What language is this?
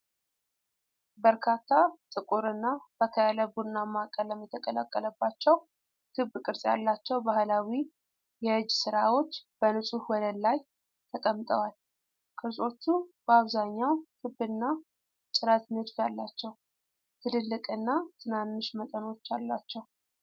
Amharic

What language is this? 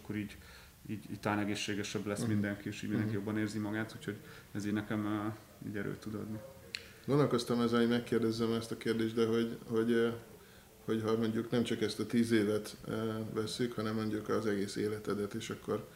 Hungarian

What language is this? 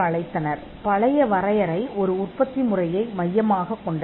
Tamil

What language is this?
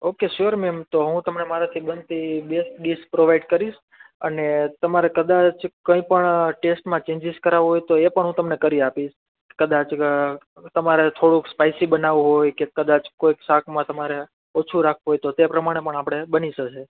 Gujarati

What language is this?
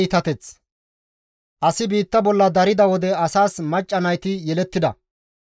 Gamo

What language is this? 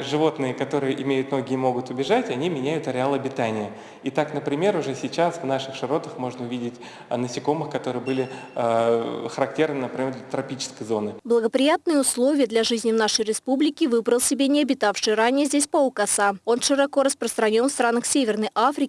Russian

